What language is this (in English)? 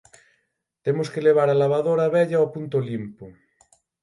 Galician